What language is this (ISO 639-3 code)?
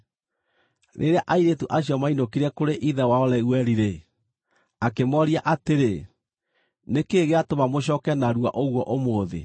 kik